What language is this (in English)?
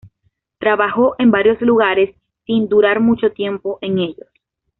Spanish